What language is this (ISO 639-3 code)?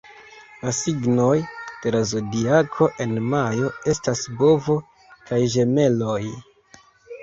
epo